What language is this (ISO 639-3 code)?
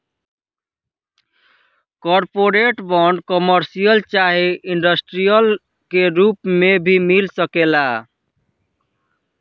bho